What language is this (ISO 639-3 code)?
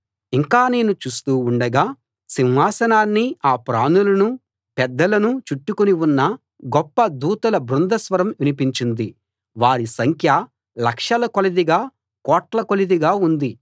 tel